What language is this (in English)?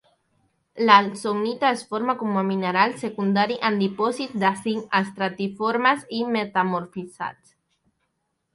Catalan